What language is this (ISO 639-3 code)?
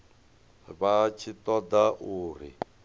ven